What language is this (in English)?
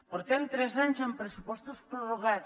Catalan